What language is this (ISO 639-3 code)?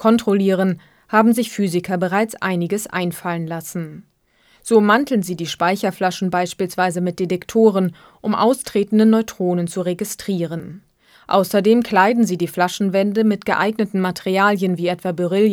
deu